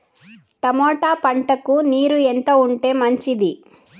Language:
Telugu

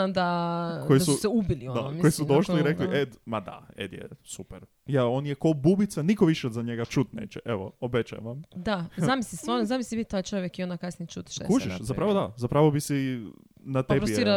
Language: Croatian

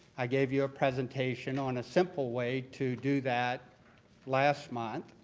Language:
English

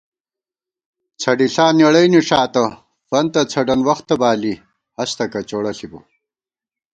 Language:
Gawar-Bati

